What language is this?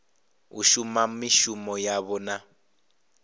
Venda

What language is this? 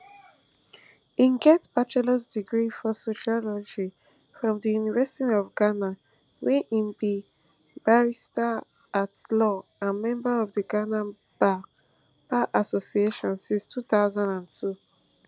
Nigerian Pidgin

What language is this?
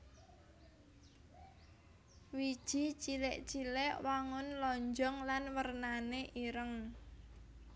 Javanese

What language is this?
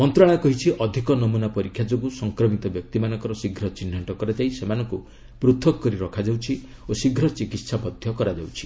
Odia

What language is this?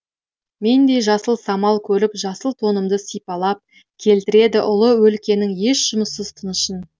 Kazakh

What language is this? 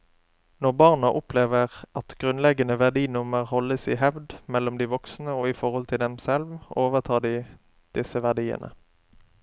Norwegian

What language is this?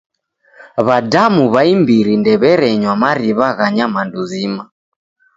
Taita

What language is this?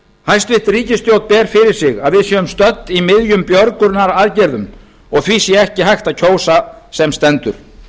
Icelandic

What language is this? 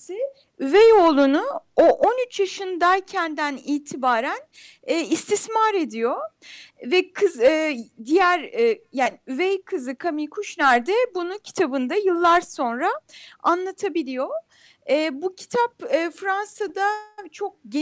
Turkish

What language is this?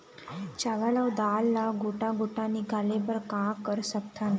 Chhattisgarhi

